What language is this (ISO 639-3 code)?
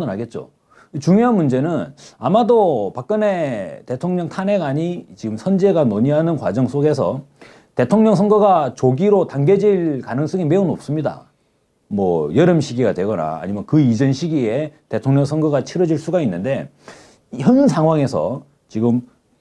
kor